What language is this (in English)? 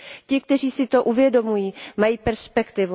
Czech